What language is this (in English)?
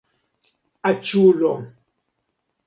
Esperanto